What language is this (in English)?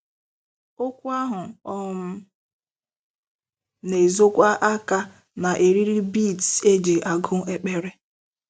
Igbo